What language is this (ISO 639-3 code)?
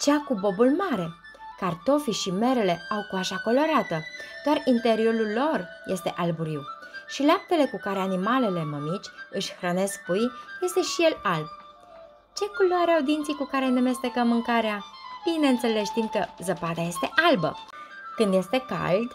ron